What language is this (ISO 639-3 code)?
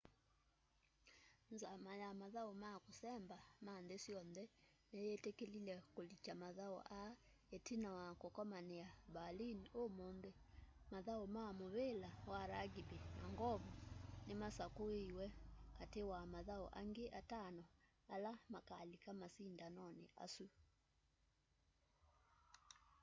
kam